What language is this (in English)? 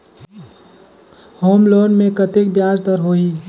Chhattisgarhi